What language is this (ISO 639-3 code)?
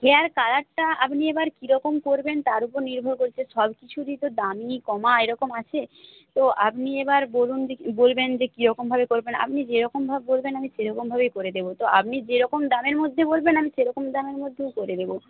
ben